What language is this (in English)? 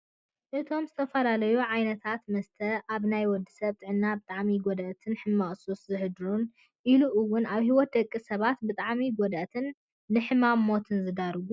Tigrinya